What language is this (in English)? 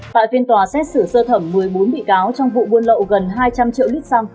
Vietnamese